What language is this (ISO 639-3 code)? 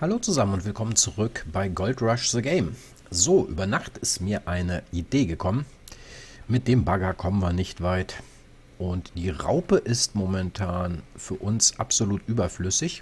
deu